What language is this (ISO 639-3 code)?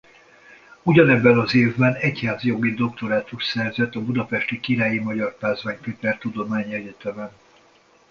hun